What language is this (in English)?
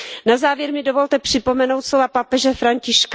Czech